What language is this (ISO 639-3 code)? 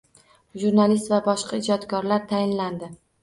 uzb